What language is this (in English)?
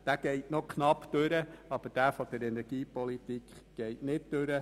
Swiss German